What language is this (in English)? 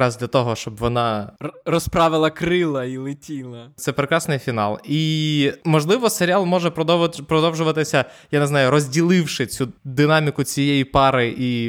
Ukrainian